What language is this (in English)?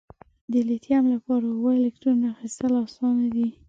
Pashto